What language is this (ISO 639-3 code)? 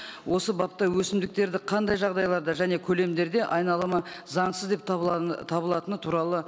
kaz